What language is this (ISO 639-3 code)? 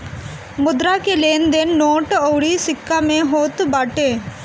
bho